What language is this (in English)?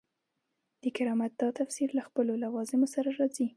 Pashto